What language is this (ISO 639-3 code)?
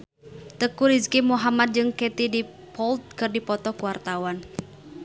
sun